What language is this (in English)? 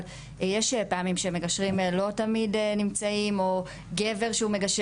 Hebrew